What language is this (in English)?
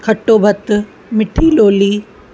Sindhi